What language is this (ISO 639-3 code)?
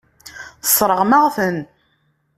kab